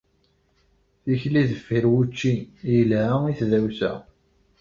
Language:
Kabyle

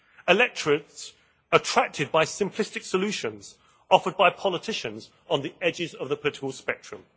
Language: English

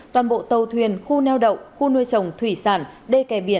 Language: Vietnamese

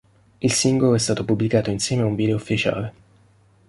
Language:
Italian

